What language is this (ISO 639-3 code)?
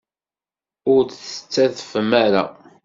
kab